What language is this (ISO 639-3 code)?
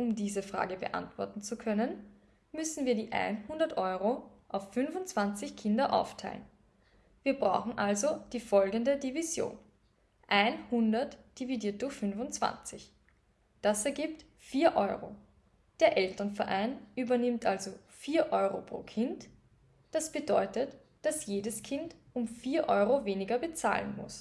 deu